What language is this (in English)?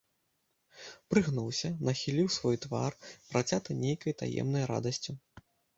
Belarusian